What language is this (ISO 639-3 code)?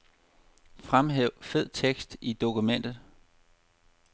dan